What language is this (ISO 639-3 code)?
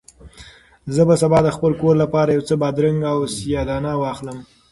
pus